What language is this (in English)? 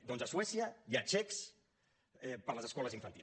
Catalan